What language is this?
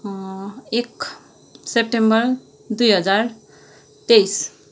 Nepali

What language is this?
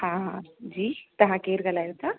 Sindhi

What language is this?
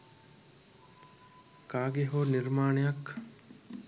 Sinhala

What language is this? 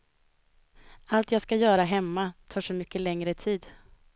Swedish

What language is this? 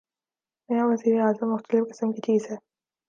Urdu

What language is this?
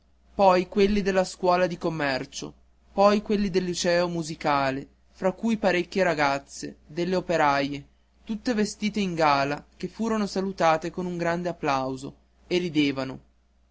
Italian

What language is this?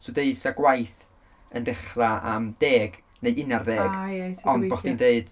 Welsh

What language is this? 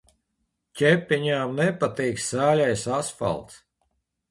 Latvian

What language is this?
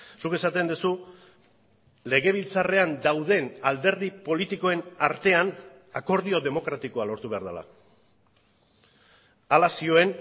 Basque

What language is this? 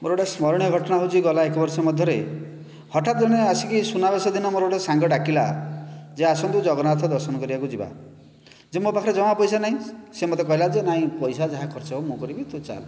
Odia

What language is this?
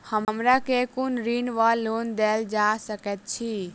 Maithili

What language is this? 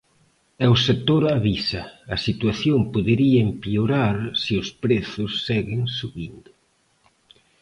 Galician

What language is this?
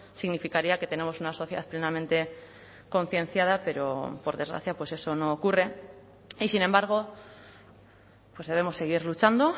Spanish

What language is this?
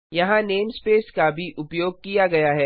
Hindi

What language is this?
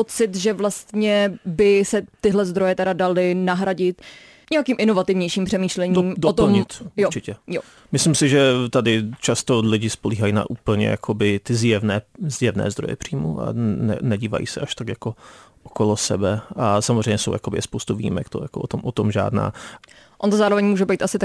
Czech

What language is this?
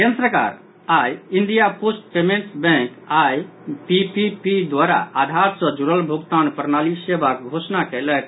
Maithili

